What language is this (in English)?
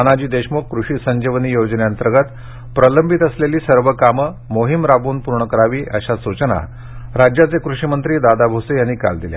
Marathi